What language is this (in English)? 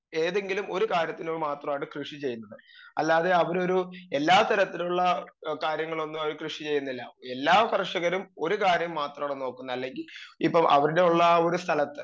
Malayalam